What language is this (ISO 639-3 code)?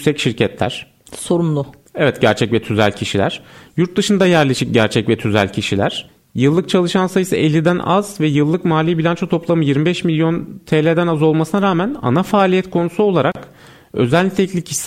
tur